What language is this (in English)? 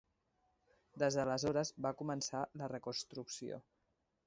Catalan